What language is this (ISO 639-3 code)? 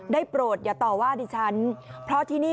tha